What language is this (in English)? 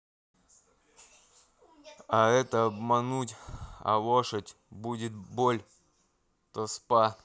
Russian